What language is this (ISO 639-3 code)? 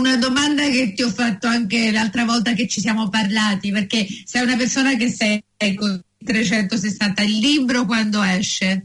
ita